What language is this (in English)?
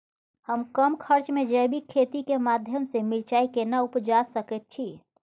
Maithili